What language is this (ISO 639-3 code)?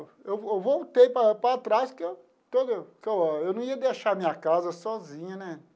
por